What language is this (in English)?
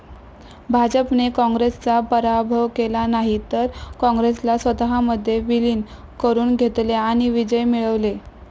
Marathi